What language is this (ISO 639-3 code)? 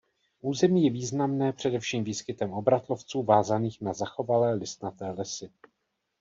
ces